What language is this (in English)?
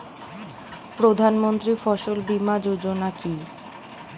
Bangla